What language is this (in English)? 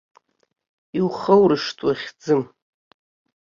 Abkhazian